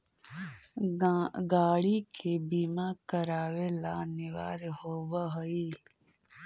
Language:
Magahi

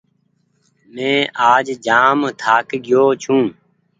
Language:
Goaria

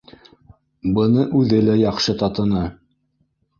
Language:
Bashkir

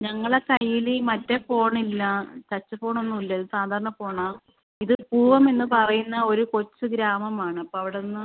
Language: Malayalam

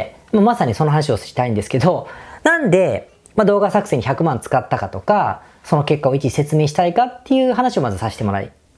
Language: Japanese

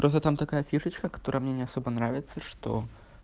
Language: Russian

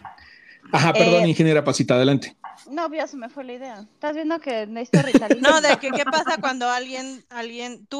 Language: Spanish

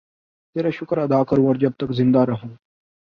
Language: Urdu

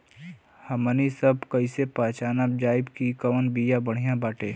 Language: Bhojpuri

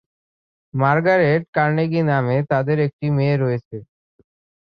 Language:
Bangla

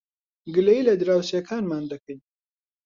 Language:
Central Kurdish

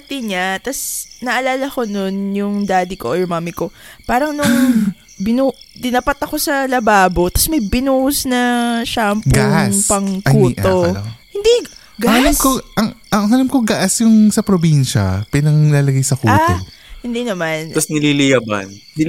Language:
Filipino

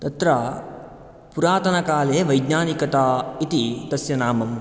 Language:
Sanskrit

